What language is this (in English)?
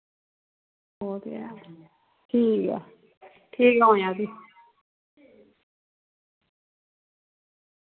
Dogri